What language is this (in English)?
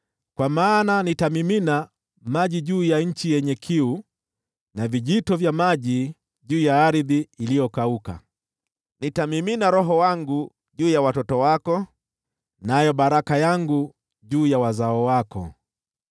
Swahili